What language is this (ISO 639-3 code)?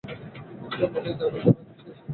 ben